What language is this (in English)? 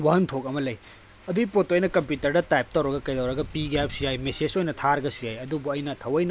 Manipuri